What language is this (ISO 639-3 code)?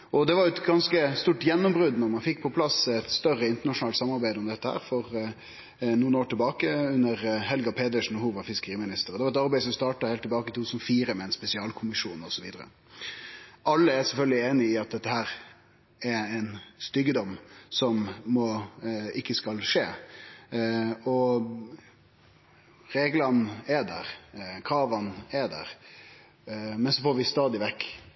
nno